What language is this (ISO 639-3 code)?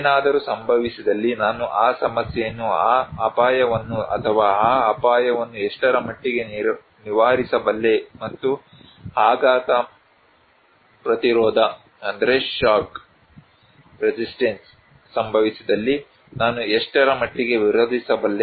kan